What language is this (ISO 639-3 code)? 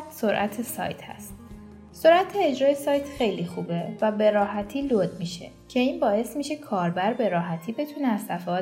fas